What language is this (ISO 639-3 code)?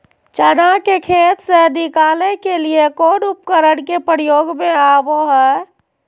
mag